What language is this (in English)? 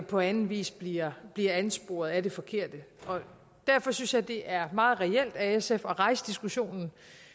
Danish